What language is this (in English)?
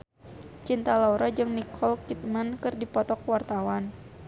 Sundanese